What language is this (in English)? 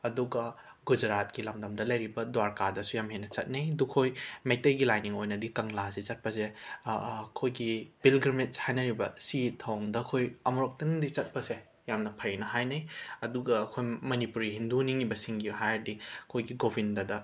Manipuri